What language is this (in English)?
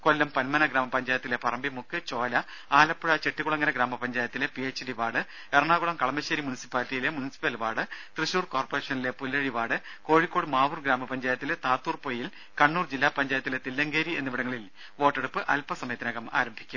Malayalam